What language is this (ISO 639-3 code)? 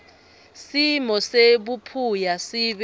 ssw